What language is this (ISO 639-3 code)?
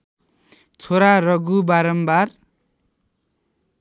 nep